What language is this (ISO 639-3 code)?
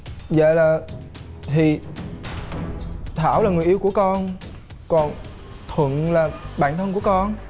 vie